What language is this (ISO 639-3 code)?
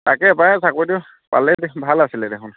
asm